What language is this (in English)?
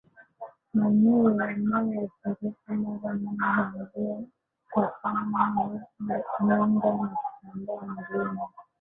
Swahili